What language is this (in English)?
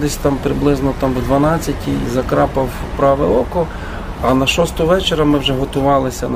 Ukrainian